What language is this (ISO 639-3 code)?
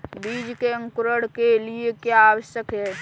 hin